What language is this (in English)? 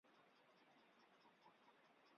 Chinese